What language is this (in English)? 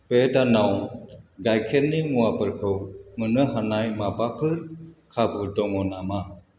Bodo